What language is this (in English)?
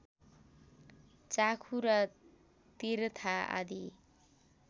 Nepali